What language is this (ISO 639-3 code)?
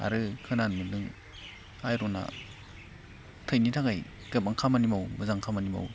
brx